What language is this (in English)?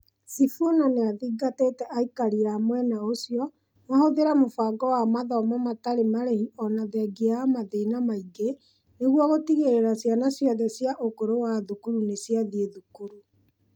Kikuyu